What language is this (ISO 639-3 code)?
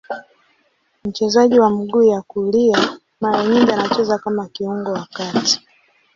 swa